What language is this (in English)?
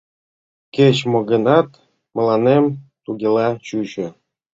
Mari